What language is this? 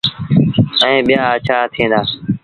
Sindhi Bhil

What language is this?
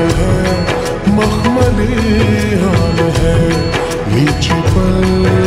Romanian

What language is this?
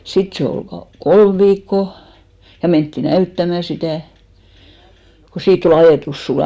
Finnish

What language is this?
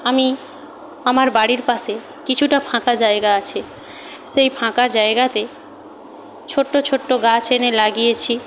Bangla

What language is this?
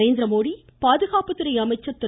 Tamil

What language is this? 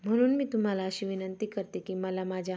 Marathi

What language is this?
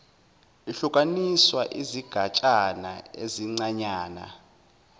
Zulu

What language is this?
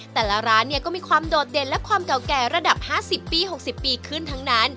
Thai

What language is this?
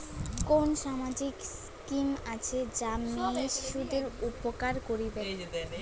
Bangla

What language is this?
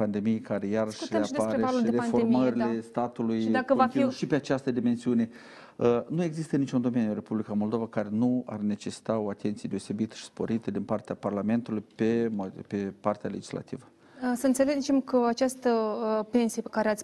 Romanian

